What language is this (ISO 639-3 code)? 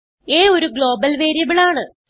mal